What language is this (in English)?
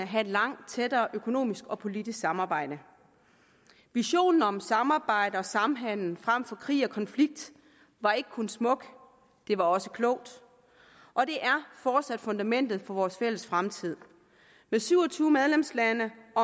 Danish